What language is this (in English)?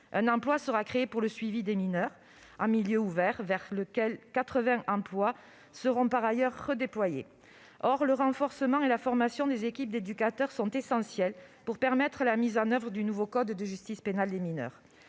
French